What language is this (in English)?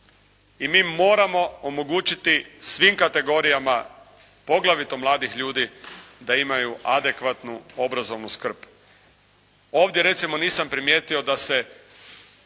Croatian